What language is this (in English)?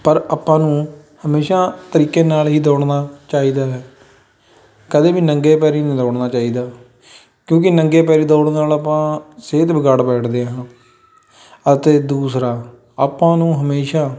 Punjabi